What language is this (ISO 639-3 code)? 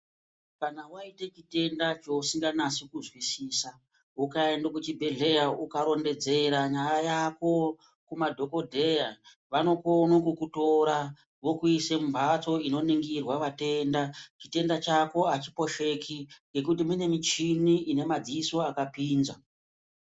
ndc